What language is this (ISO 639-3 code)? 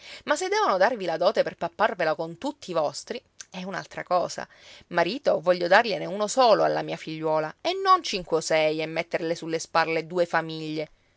ita